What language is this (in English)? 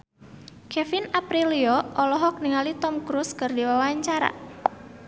Sundanese